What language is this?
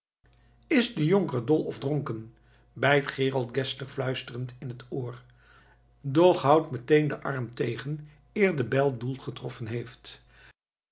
Dutch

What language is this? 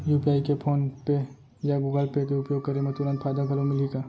Chhattisgarhi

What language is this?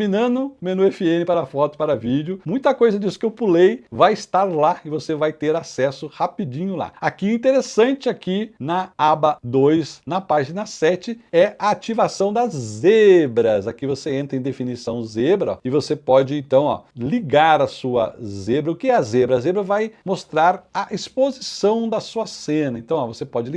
Portuguese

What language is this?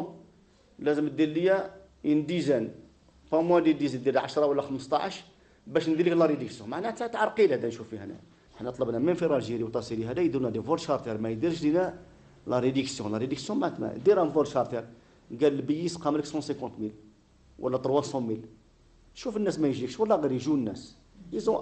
Arabic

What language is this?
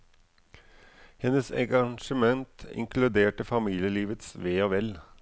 Norwegian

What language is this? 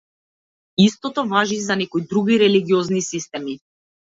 Macedonian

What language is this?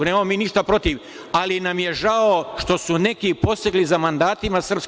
Serbian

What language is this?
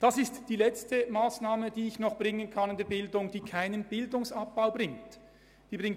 Swiss German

